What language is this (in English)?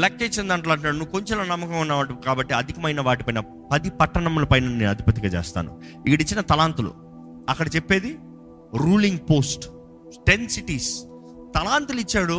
Telugu